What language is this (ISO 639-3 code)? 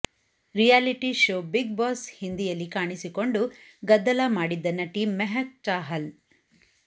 kan